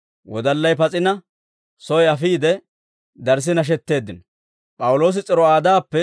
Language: Dawro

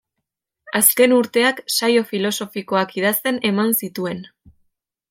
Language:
Basque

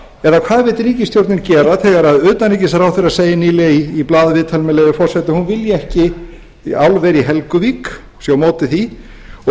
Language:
Icelandic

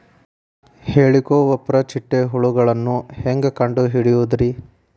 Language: Kannada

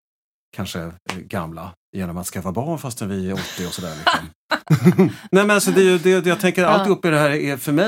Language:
Swedish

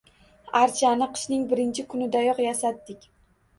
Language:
Uzbek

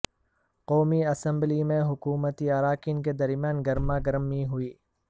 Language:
Urdu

